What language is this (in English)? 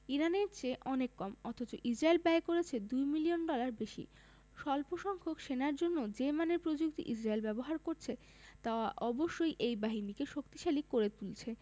Bangla